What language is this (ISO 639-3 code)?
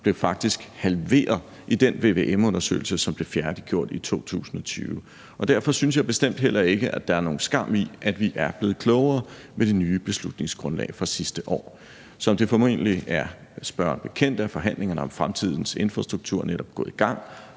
dan